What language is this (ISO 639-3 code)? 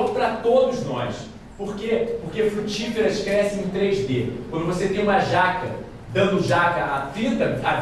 por